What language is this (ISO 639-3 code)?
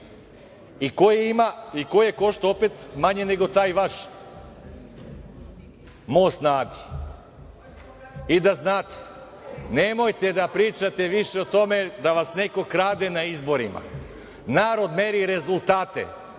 srp